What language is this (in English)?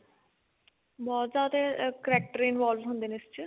Punjabi